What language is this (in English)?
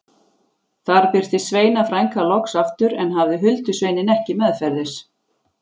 Icelandic